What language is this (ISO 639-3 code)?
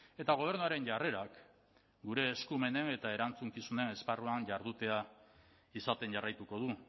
eus